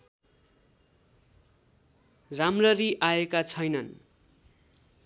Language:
Nepali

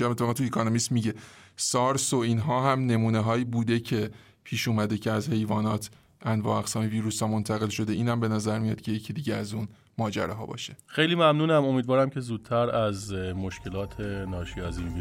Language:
Persian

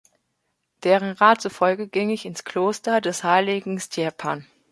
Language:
German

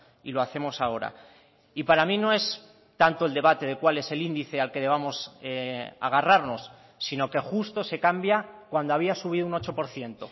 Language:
Spanish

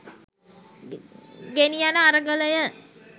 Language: Sinhala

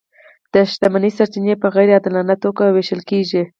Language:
Pashto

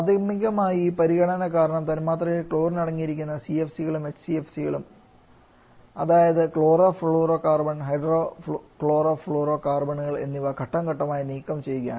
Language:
Malayalam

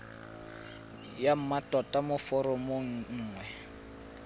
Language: Tswana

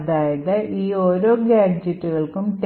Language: Malayalam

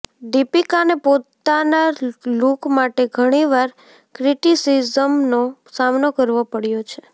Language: Gujarati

